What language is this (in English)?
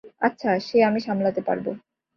Bangla